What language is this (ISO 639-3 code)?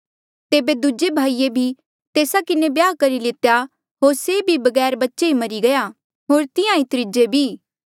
mjl